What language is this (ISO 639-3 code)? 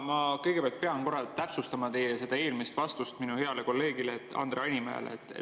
est